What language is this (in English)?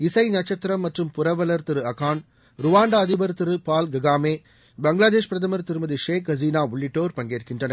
Tamil